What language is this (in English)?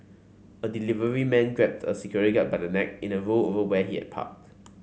English